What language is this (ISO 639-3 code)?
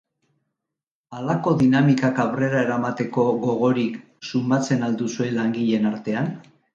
eus